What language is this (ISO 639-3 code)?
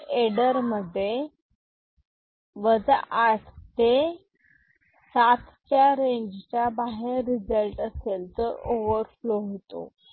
mar